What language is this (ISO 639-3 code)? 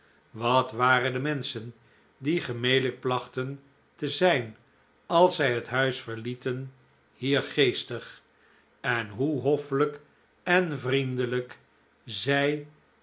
nld